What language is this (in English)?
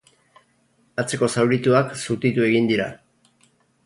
Basque